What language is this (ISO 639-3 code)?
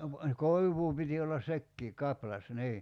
fin